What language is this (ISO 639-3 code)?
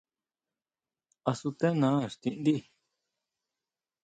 mau